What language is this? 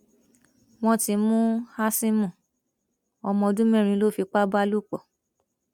Yoruba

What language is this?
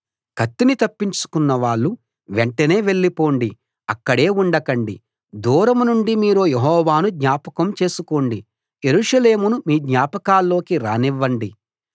Telugu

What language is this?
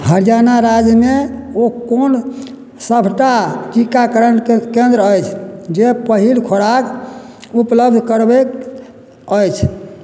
Maithili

